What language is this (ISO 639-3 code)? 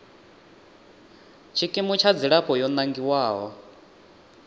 ven